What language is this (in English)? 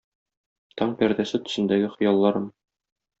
Tatar